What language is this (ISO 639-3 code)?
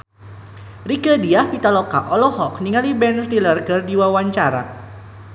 sun